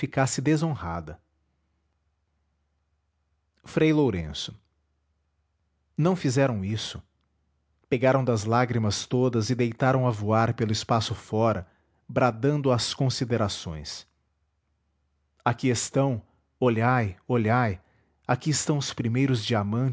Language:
Portuguese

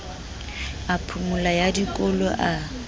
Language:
Southern Sotho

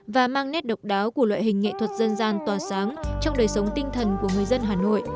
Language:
Vietnamese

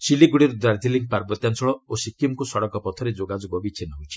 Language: Odia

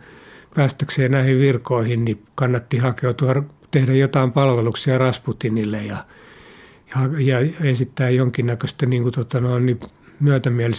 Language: Finnish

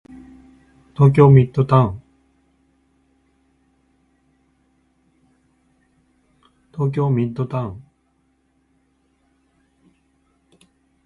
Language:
Japanese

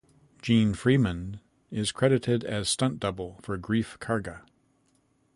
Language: English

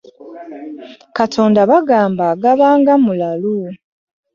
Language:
Ganda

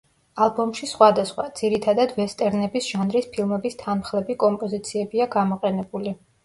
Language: Georgian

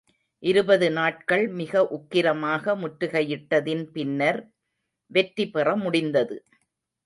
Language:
Tamil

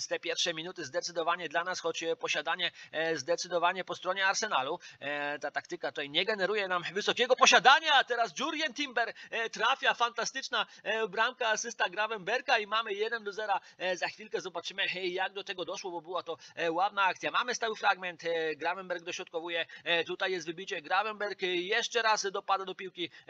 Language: Polish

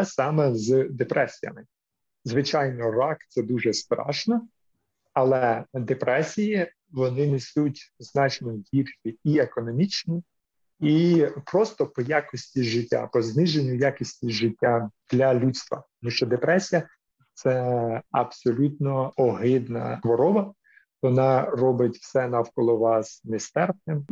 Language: Ukrainian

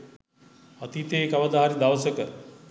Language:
Sinhala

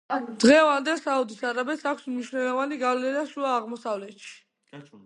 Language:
Georgian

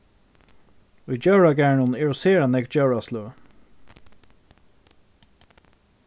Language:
Faroese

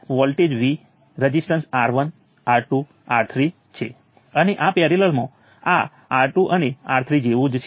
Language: Gujarati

